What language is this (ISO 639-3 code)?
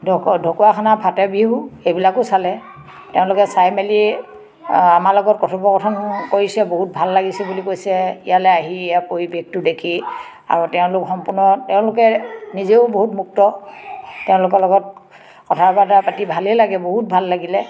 asm